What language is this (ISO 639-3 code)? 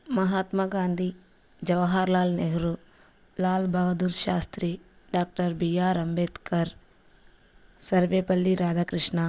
tel